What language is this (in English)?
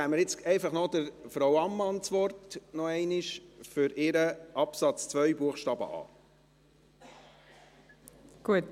Swiss German